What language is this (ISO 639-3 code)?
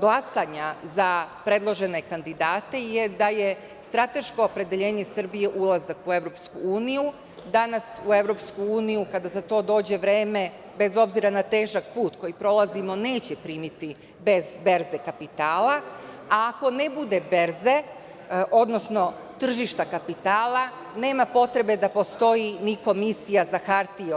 srp